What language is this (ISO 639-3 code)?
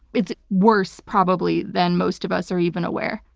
eng